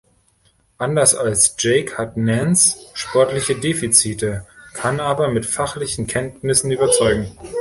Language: German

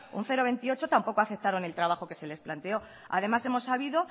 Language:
Spanish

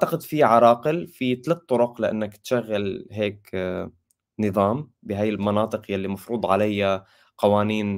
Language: Arabic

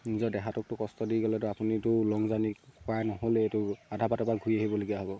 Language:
Assamese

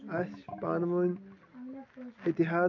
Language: Kashmiri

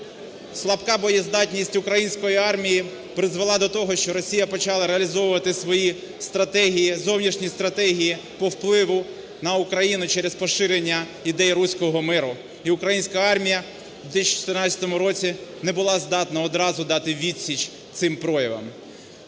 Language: Ukrainian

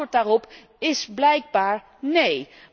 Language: Dutch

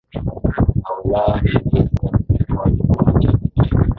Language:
Swahili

